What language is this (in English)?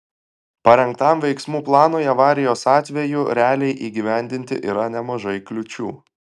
Lithuanian